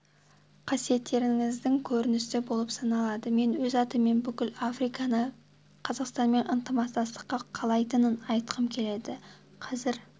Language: Kazakh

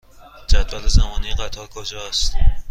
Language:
Persian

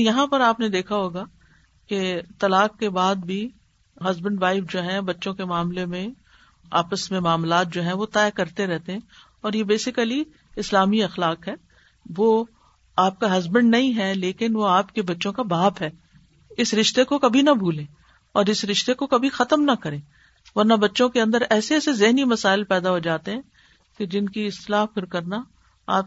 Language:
Urdu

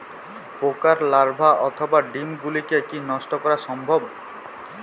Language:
Bangla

